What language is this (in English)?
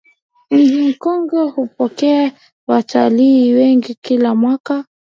Swahili